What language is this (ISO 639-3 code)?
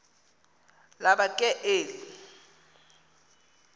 xho